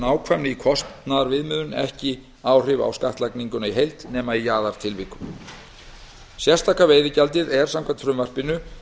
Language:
Icelandic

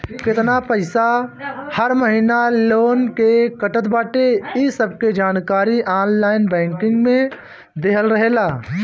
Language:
Bhojpuri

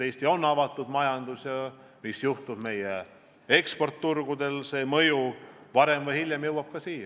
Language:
Estonian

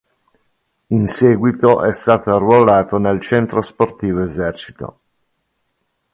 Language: Italian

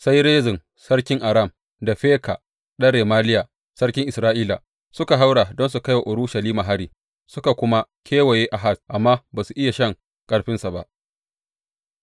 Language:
Hausa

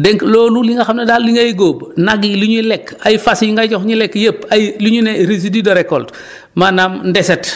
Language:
Wolof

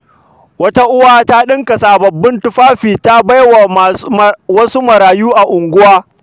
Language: Hausa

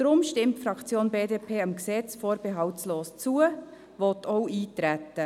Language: Swiss German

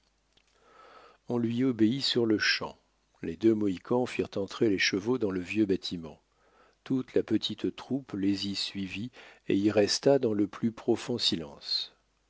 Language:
French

